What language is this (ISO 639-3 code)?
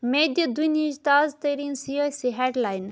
kas